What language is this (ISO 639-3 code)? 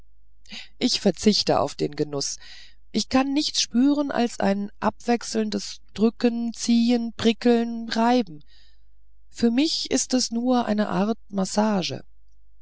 deu